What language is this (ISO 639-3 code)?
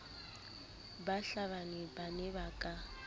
sot